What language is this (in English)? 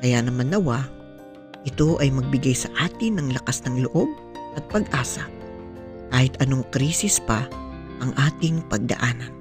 Filipino